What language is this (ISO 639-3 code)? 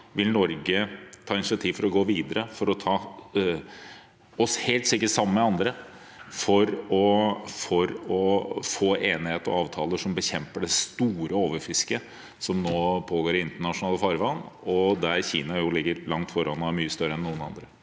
nor